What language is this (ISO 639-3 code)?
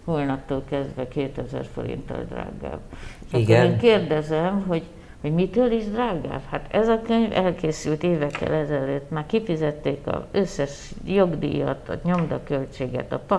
hun